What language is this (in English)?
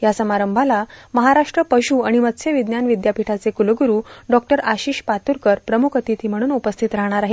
Marathi